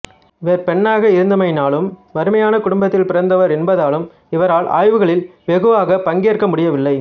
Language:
Tamil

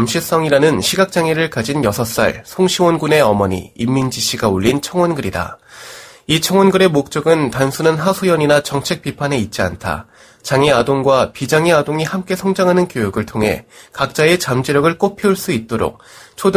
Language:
Korean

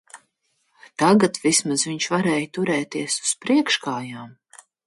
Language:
Latvian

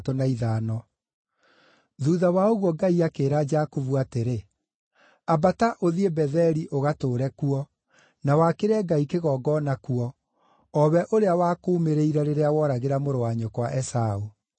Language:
Kikuyu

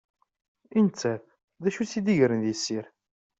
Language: Kabyle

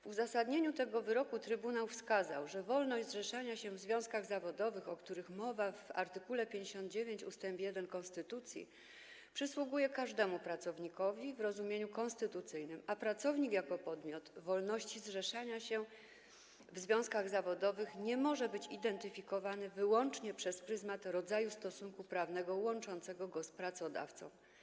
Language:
Polish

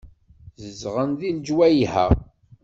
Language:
Kabyle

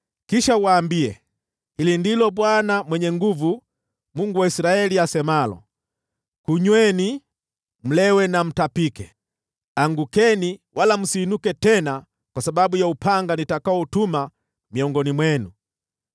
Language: Swahili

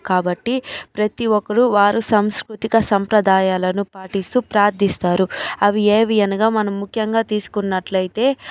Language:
Telugu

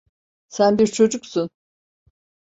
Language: Turkish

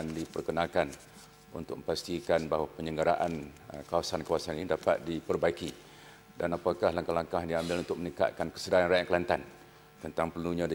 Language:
Malay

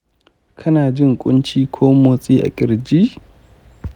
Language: Hausa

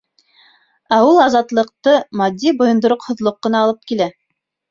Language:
Bashkir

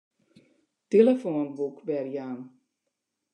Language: Western Frisian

